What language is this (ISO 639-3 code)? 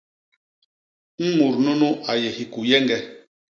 bas